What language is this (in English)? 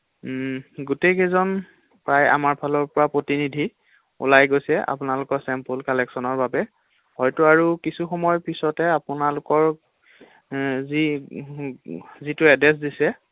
Assamese